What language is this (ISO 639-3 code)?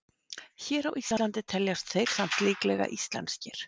isl